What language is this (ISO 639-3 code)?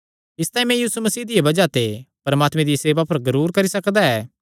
xnr